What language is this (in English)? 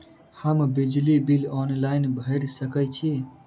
Maithili